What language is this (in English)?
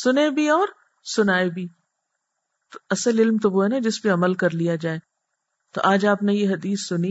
Urdu